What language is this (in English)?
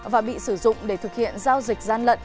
Vietnamese